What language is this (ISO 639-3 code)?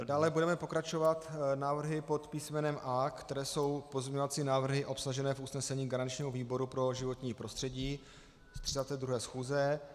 ces